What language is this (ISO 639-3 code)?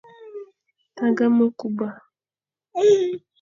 fan